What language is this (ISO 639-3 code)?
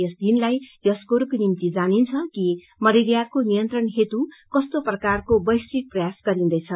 nep